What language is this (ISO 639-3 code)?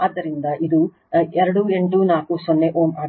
kan